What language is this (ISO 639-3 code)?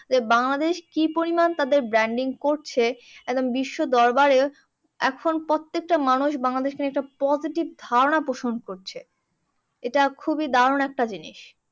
ben